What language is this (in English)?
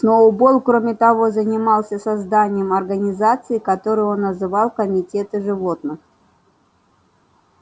Russian